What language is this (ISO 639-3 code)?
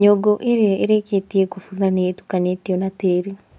kik